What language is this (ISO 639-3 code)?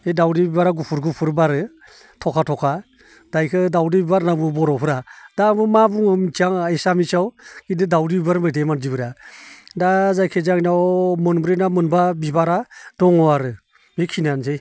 brx